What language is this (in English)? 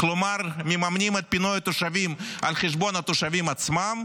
Hebrew